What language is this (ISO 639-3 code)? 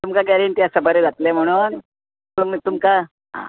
kok